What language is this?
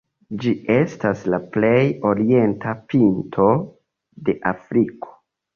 Esperanto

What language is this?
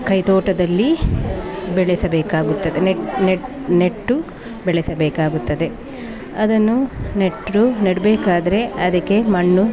Kannada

